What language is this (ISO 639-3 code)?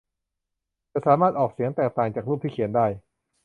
tha